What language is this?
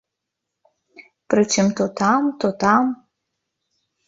Belarusian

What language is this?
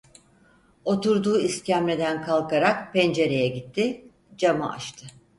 Turkish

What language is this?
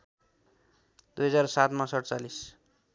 Nepali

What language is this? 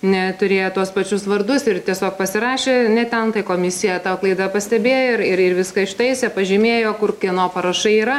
Lithuanian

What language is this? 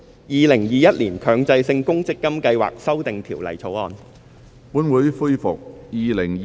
Cantonese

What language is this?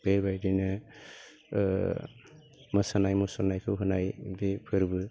Bodo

